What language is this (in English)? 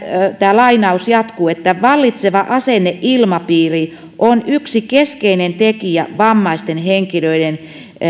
Finnish